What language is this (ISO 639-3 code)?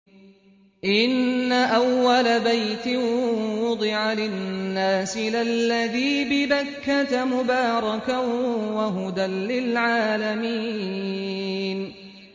ara